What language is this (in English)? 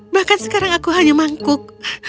Indonesian